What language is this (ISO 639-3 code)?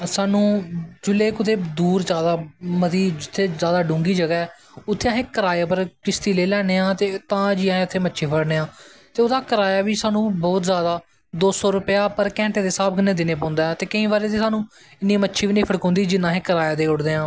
doi